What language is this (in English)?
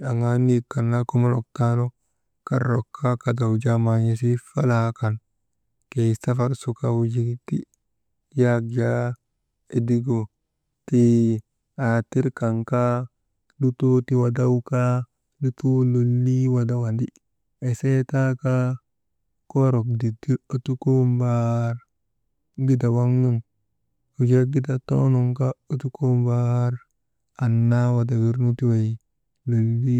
Maba